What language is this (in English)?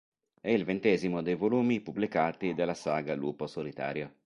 Italian